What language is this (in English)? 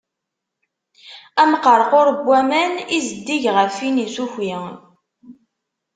Kabyle